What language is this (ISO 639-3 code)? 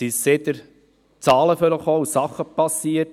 gsw